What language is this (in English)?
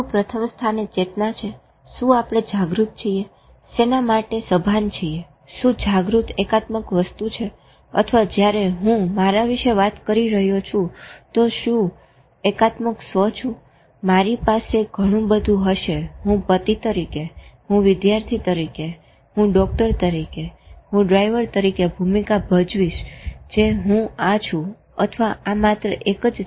Gujarati